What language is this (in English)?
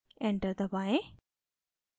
Hindi